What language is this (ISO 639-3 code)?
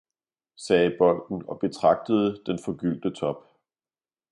dan